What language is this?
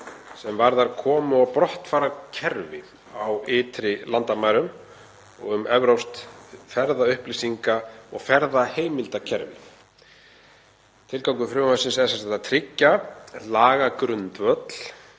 Icelandic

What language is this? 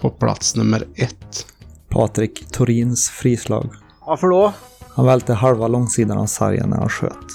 Swedish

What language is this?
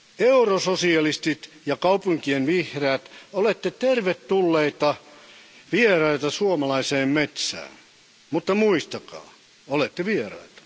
Finnish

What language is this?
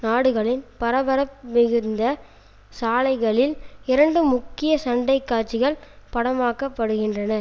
Tamil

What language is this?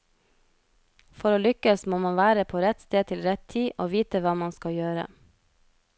Norwegian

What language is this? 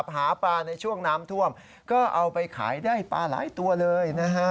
Thai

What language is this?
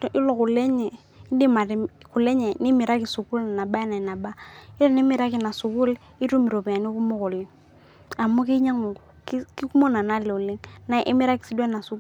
Masai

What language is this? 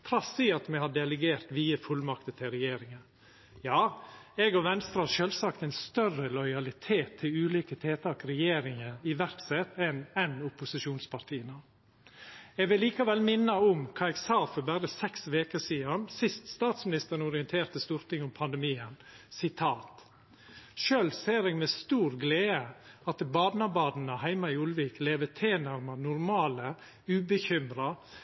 Norwegian Nynorsk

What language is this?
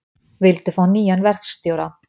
Icelandic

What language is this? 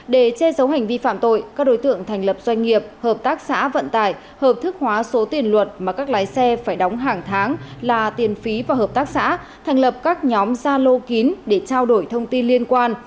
Vietnamese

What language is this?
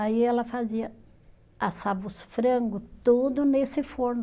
Portuguese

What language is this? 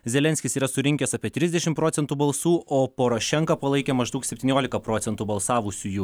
Lithuanian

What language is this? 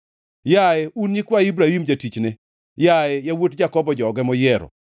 Luo (Kenya and Tanzania)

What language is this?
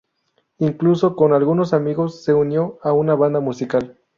Spanish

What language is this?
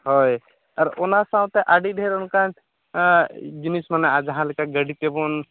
Santali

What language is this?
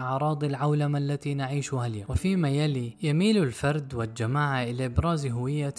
Arabic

